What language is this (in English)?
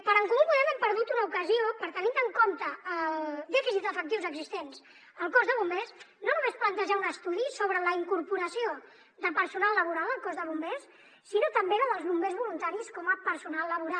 Catalan